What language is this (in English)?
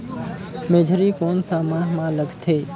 Chhattisgarhi